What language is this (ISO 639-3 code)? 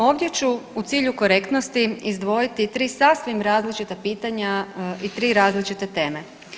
hrv